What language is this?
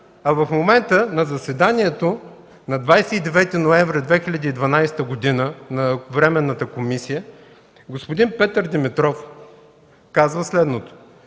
Bulgarian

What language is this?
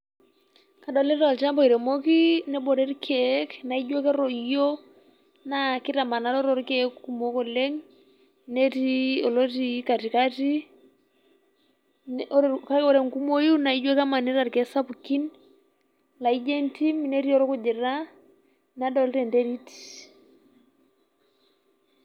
Masai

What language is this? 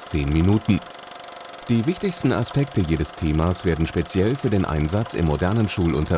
German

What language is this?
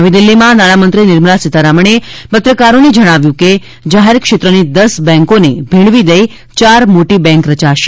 Gujarati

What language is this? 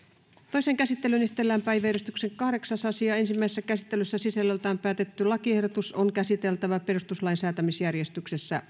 Finnish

